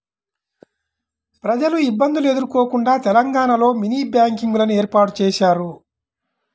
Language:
Telugu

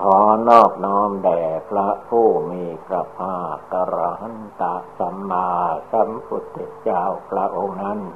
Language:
Thai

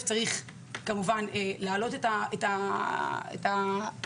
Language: Hebrew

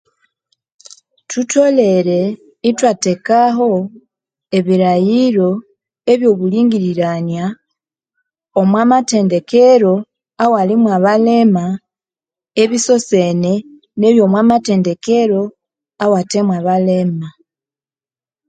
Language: Konzo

